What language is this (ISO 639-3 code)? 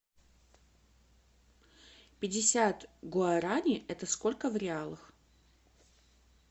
rus